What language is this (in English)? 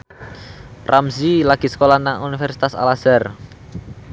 Javanese